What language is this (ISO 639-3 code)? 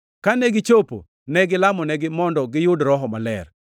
luo